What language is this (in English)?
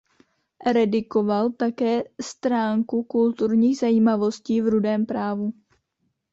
Czech